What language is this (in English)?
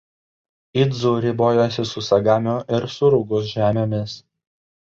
Lithuanian